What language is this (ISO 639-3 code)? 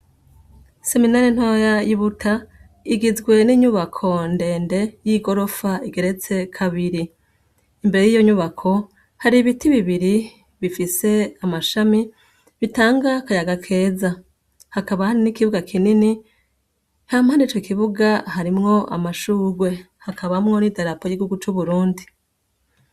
run